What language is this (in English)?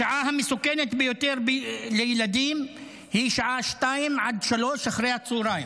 Hebrew